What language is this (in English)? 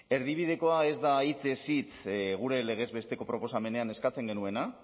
Basque